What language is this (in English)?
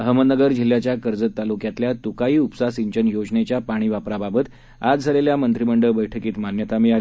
Marathi